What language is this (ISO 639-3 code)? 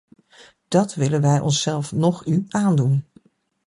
nld